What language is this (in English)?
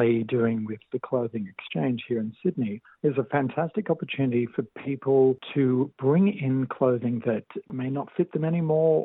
Croatian